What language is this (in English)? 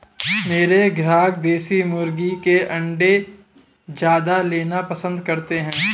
Hindi